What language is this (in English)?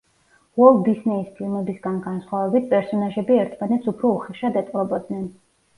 Georgian